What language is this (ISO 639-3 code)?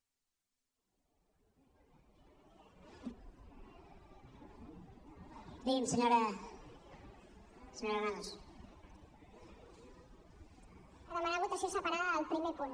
cat